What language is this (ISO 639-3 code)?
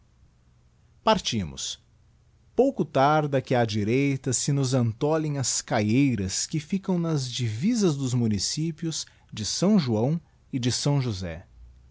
por